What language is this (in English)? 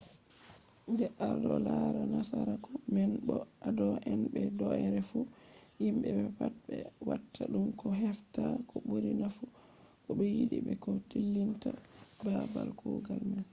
Fula